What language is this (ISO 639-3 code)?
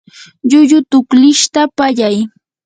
qur